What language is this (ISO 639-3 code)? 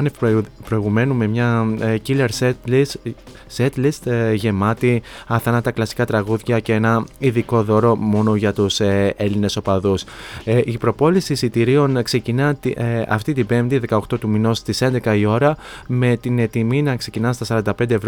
ell